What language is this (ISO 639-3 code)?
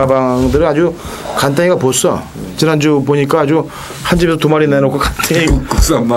kor